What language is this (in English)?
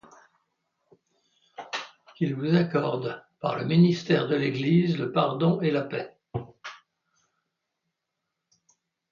French